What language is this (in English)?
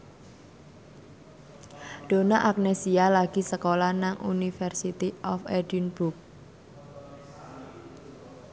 Javanese